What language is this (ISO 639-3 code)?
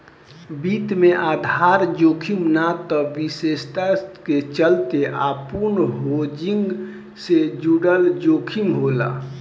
bho